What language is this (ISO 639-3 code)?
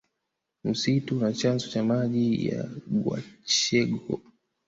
swa